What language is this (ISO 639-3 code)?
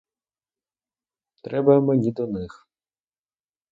ukr